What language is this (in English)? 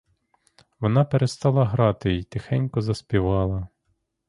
Ukrainian